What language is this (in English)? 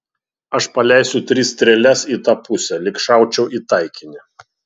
Lithuanian